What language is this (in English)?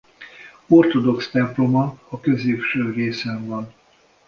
Hungarian